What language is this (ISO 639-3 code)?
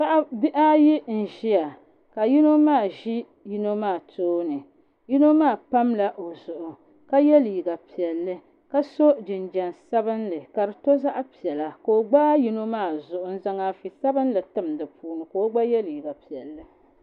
dag